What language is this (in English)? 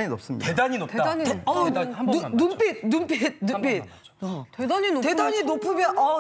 Korean